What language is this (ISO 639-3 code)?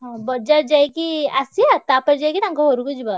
ori